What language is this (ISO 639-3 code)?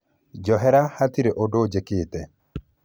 kik